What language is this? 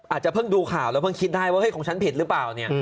Thai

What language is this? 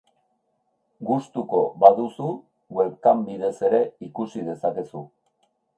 Basque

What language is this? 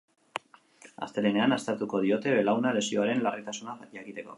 Basque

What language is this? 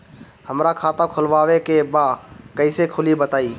Bhojpuri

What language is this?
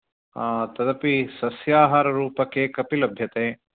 Sanskrit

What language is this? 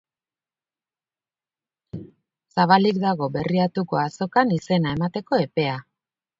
Basque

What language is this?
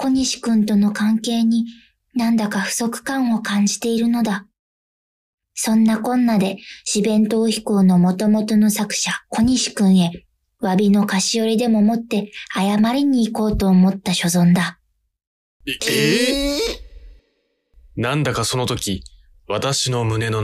Japanese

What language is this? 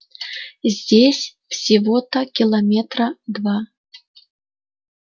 Russian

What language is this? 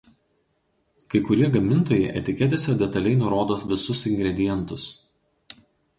Lithuanian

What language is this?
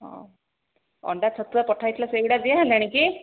Odia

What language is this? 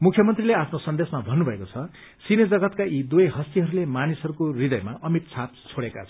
Nepali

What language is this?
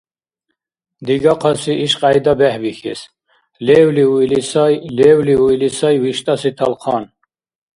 Dargwa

